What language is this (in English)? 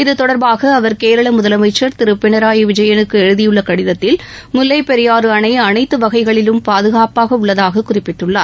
Tamil